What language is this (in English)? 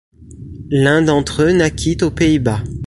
French